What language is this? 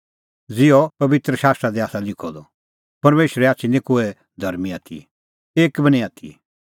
Kullu Pahari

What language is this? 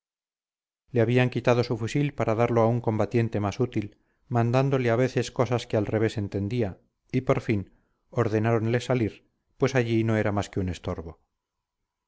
Spanish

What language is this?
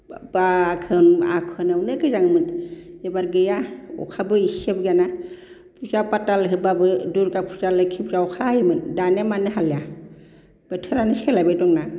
Bodo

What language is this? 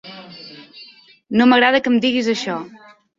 Catalan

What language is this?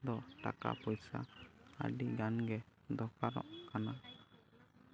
Santali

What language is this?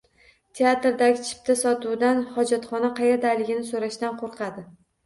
Uzbek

